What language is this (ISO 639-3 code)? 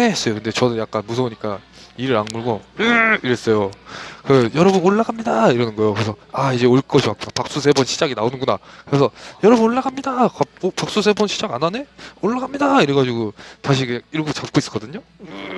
kor